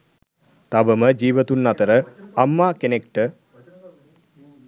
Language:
Sinhala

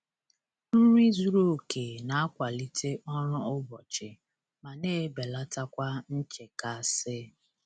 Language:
Igbo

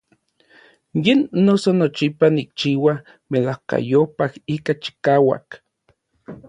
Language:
Orizaba Nahuatl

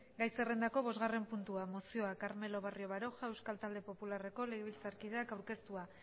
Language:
Basque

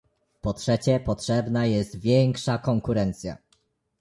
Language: Polish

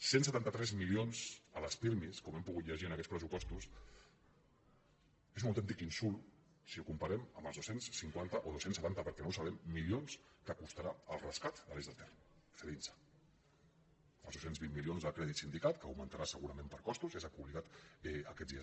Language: Catalan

